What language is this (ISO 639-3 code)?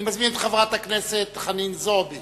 heb